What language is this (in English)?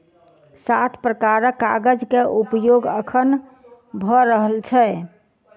Maithili